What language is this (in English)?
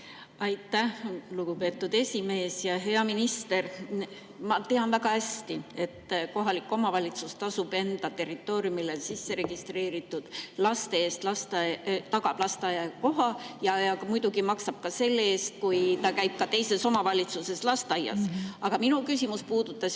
Estonian